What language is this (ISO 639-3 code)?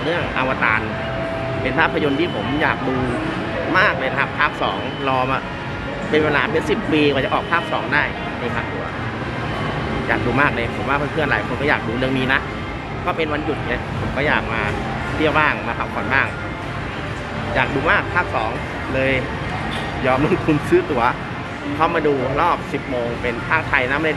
tha